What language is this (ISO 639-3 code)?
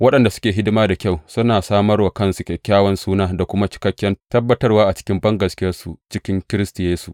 hau